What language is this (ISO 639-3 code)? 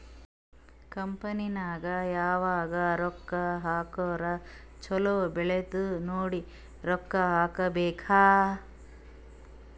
kan